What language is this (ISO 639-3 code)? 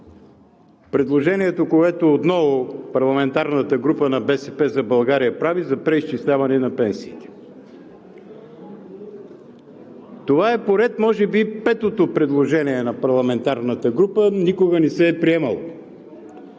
bul